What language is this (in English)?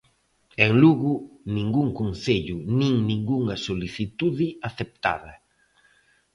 Galician